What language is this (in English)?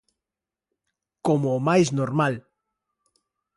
Galician